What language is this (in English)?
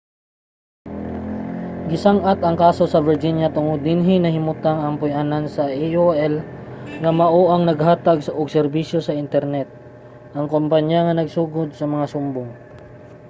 Cebuano